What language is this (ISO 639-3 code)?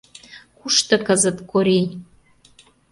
chm